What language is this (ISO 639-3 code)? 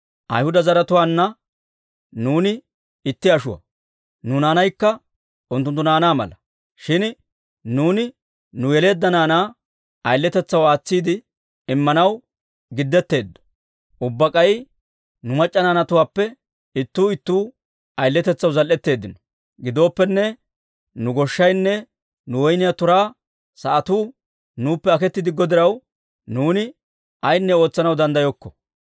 dwr